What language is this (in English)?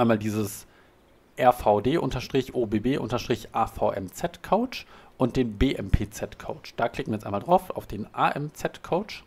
German